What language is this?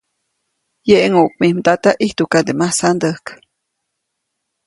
Copainalá Zoque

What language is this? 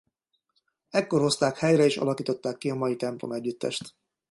Hungarian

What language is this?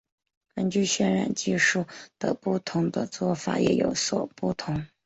Chinese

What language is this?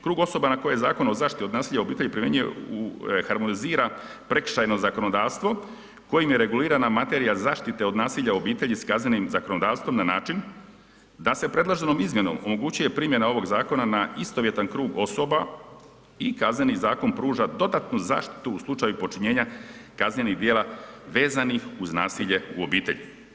Croatian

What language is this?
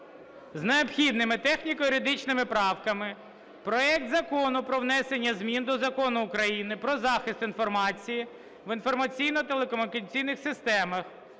Ukrainian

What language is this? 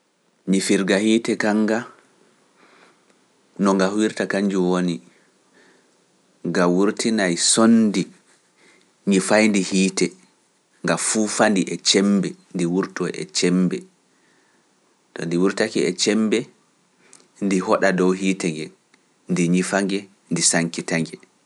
Pular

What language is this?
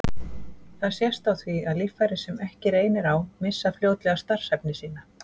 Icelandic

